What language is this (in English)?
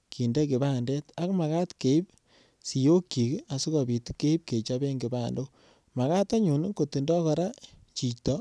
Kalenjin